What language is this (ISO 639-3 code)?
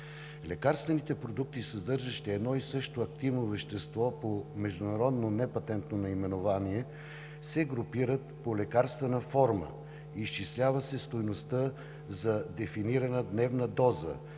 bul